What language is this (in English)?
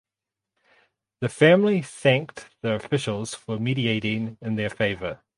English